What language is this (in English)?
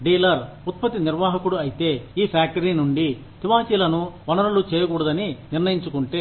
Telugu